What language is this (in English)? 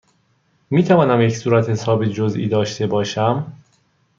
Persian